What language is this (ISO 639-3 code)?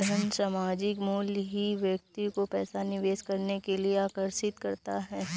hin